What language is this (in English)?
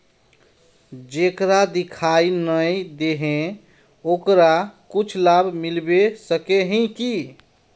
Magahi